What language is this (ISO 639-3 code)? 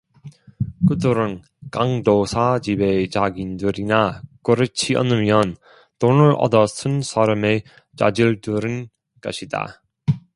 kor